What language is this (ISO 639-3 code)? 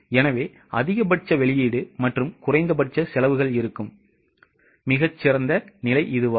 tam